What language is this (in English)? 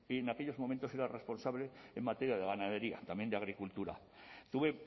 Spanish